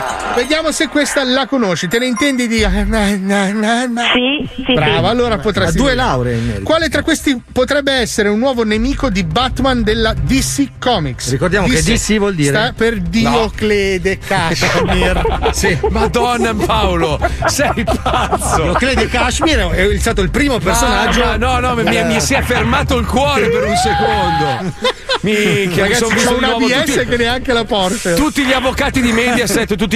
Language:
Italian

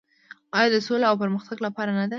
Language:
Pashto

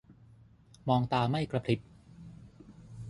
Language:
Thai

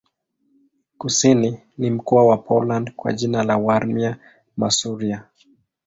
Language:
Swahili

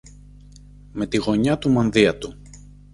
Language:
Greek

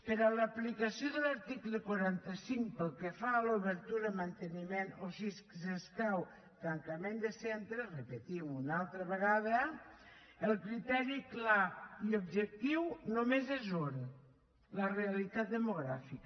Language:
Catalan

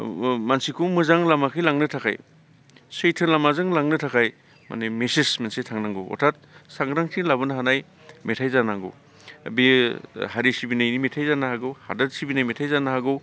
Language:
Bodo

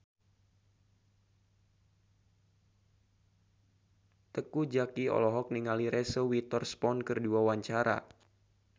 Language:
Sundanese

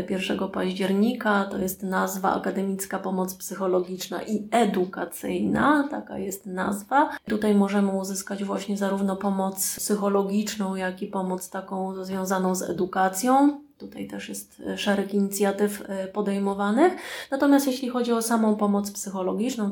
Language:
Polish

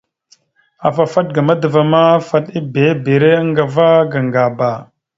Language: Mada (Cameroon)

